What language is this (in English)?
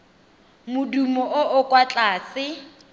Tswana